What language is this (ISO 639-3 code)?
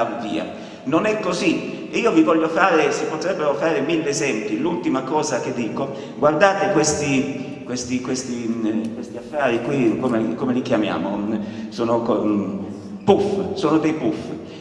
ita